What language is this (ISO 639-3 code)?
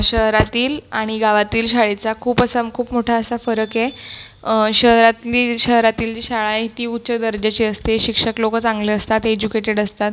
mar